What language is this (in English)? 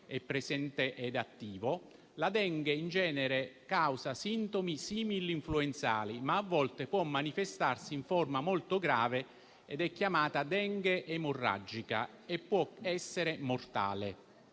Italian